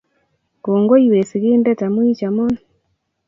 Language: Kalenjin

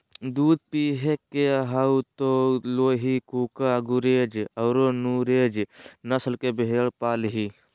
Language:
Magahi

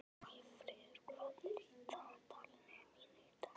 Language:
Icelandic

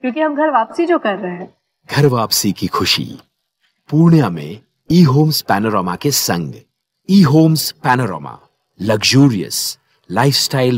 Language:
Hindi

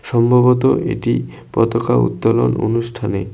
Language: Bangla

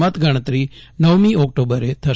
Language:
Gujarati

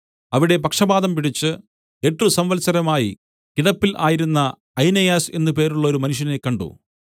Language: Malayalam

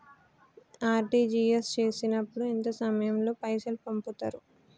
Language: Telugu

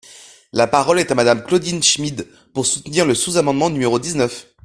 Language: French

